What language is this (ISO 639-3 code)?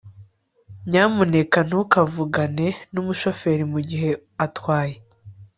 kin